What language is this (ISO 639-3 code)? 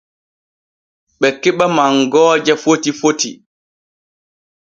fue